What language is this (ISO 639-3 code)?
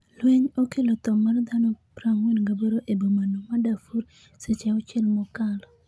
luo